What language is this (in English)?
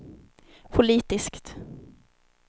Swedish